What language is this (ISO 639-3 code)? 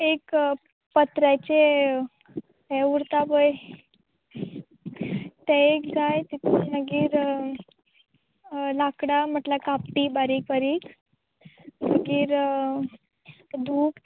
kok